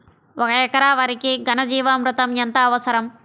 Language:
Telugu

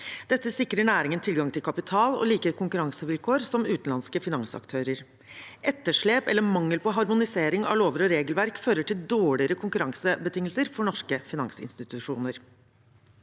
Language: Norwegian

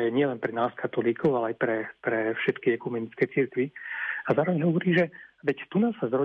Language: Slovak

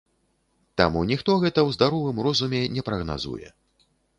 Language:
Belarusian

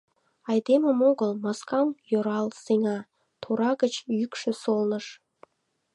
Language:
Mari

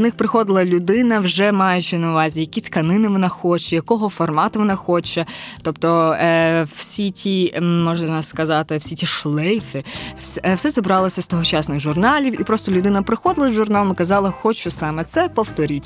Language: Ukrainian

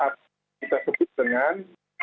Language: Indonesian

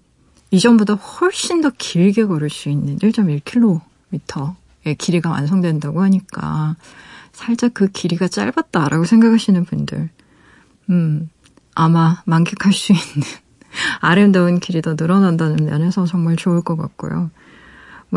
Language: Korean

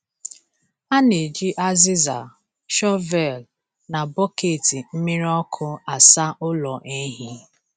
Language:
Igbo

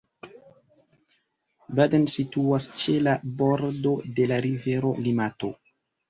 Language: Esperanto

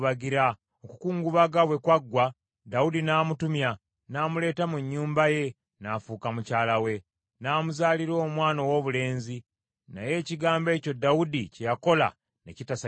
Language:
Ganda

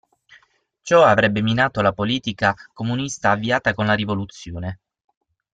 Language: Italian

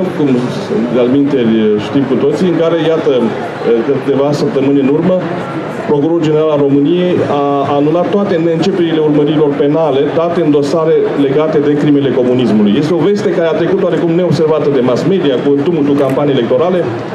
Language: Romanian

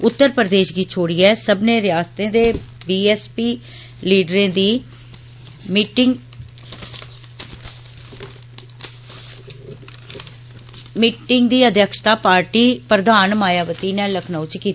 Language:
Dogri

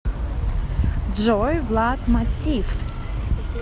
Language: Russian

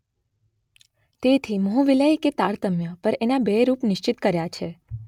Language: Gujarati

